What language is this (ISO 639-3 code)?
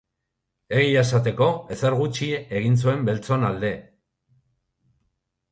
eus